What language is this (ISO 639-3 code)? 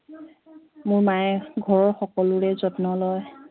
asm